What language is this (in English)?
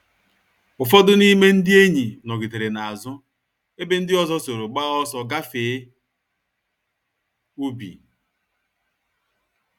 Igbo